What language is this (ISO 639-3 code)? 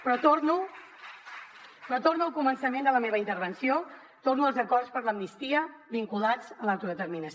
cat